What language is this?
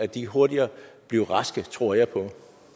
Danish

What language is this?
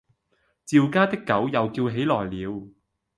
Cantonese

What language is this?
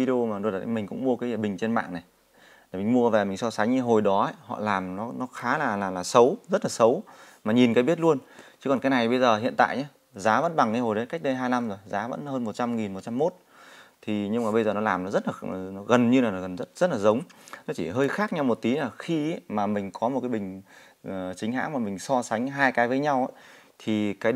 Vietnamese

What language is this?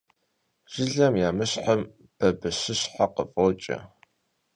Kabardian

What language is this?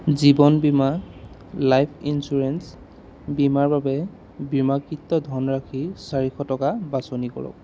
Assamese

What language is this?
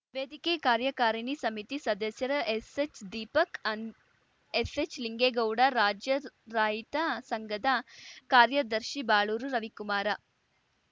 Kannada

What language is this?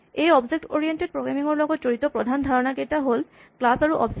Assamese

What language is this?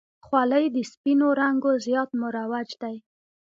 Pashto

